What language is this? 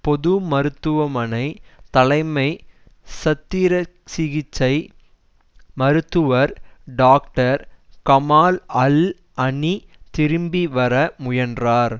Tamil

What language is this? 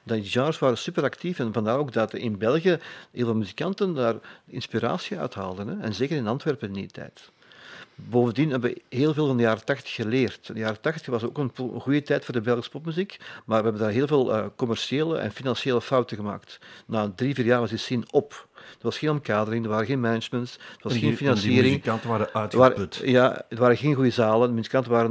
Dutch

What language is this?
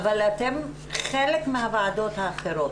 Hebrew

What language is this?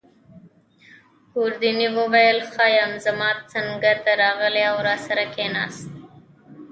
Pashto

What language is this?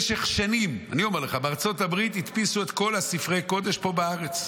Hebrew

